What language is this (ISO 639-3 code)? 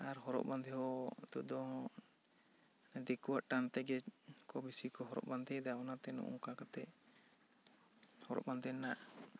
sat